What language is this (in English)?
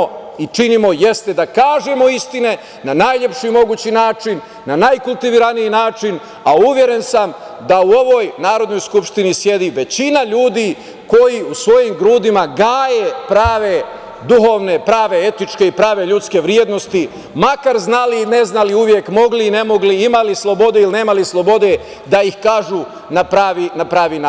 Serbian